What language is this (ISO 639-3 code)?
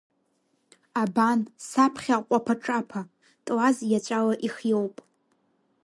abk